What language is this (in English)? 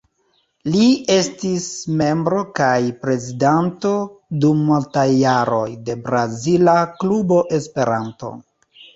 Esperanto